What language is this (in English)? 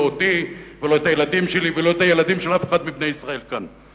Hebrew